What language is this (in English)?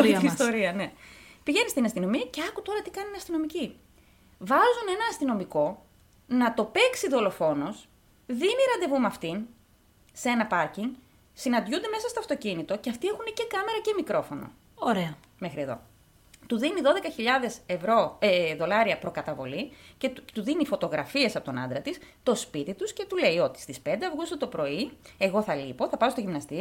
Greek